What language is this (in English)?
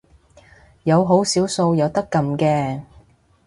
Cantonese